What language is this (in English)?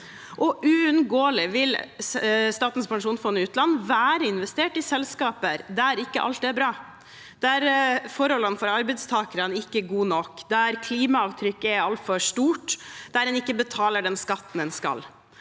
Norwegian